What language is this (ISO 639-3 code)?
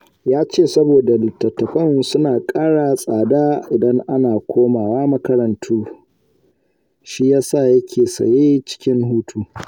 hau